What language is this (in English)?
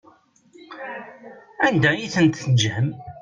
Kabyle